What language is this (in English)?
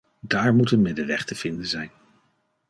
Dutch